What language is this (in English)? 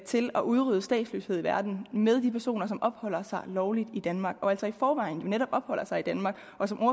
Danish